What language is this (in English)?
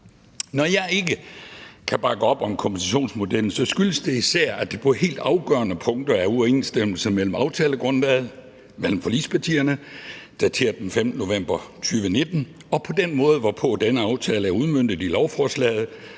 Danish